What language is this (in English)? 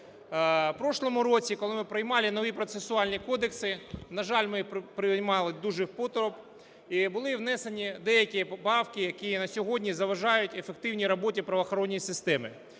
Ukrainian